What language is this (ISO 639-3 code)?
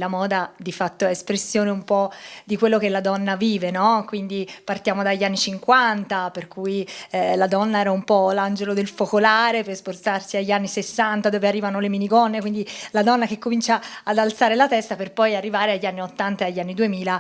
ita